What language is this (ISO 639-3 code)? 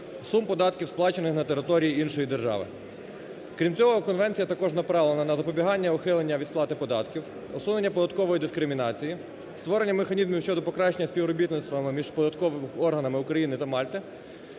ukr